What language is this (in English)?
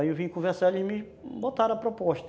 Portuguese